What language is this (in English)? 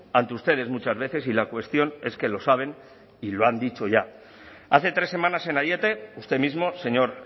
Spanish